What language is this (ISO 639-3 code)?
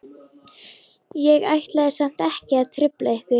isl